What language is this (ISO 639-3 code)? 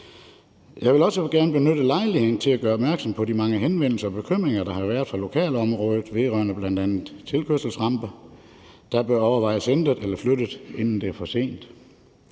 dan